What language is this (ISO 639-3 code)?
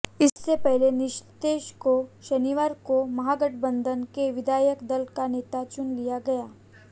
hin